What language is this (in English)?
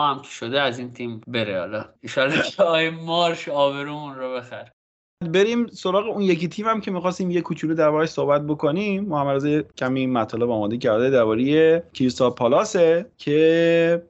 Persian